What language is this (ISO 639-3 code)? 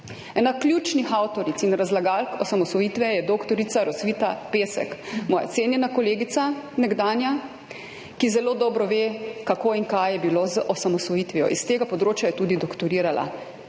slv